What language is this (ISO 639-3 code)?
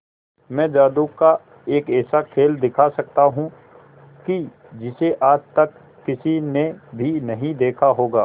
hin